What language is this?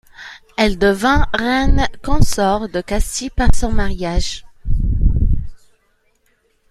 French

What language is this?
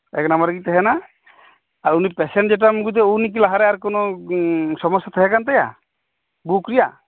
Santali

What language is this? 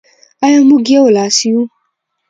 Pashto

